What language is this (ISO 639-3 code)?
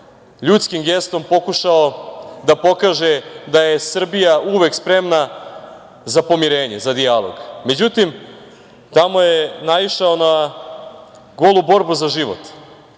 srp